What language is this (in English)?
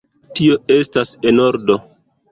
Esperanto